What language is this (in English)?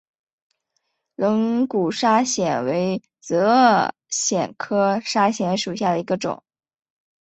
Chinese